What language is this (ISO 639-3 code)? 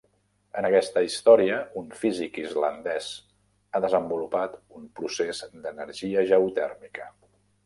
cat